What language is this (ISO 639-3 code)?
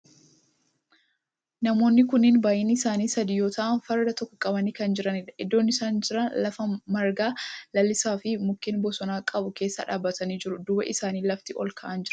orm